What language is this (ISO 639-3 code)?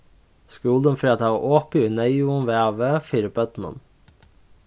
fao